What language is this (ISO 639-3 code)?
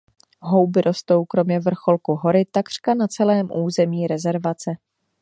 ces